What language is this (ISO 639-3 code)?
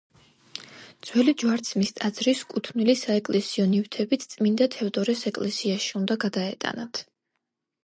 kat